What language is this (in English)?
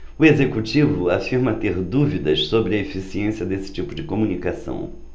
Portuguese